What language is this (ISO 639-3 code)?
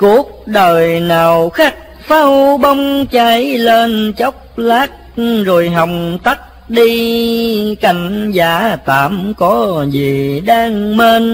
vie